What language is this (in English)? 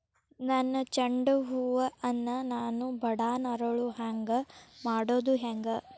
Kannada